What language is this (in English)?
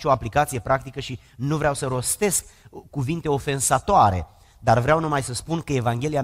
Romanian